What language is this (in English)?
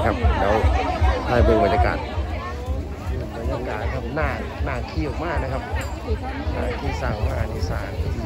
Thai